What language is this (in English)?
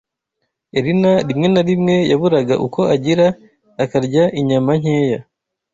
Kinyarwanda